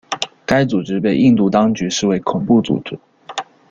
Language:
Chinese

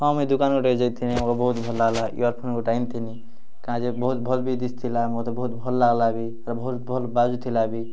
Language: Odia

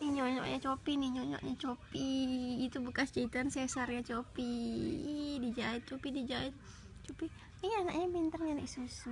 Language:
Indonesian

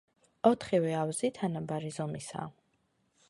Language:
Georgian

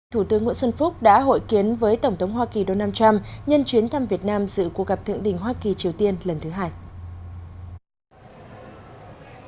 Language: Vietnamese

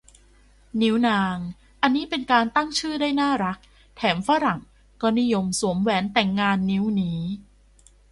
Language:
Thai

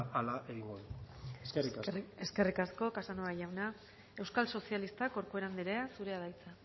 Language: Basque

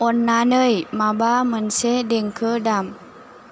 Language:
Bodo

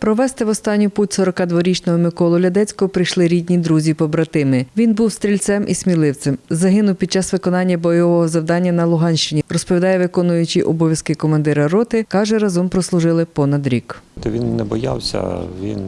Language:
Ukrainian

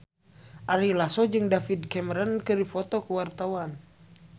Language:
Sundanese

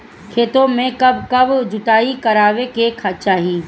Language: Bhojpuri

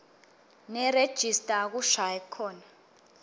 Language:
Swati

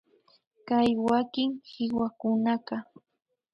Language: Imbabura Highland Quichua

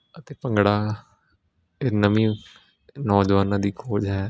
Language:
Punjabi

